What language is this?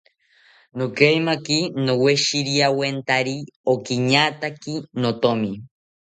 South Ucayali Ashéninka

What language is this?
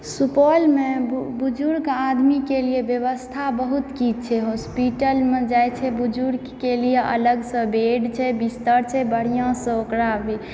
Maithili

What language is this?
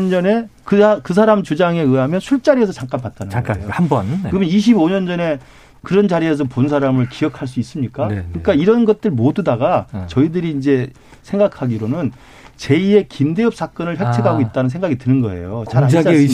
Korean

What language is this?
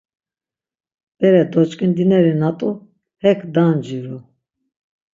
Laz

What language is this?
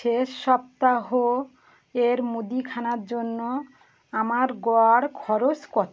Bangla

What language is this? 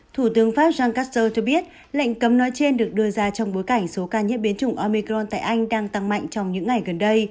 Vietnamese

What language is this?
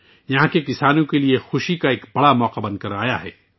Urdu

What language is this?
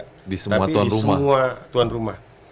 Indonesian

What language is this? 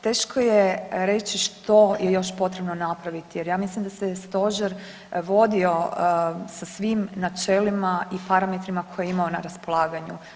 Croatian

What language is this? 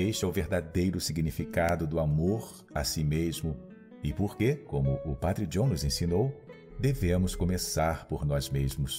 Portuguese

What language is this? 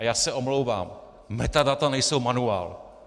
Czech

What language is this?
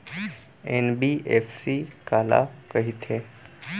Chhattisgarhi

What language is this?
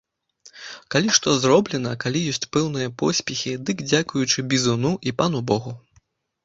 Belarusian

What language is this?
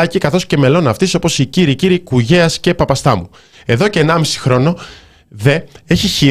Greek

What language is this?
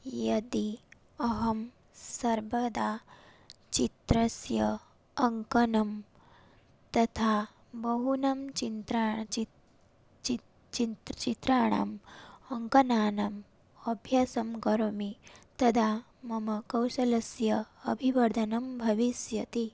Sanskrit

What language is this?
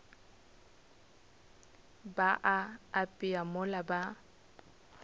Northern Sotho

